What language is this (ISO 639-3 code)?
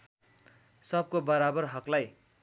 nep